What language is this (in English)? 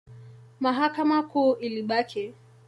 Swahili